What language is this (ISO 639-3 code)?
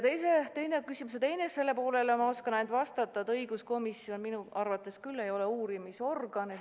est